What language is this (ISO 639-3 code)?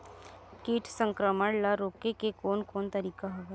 hne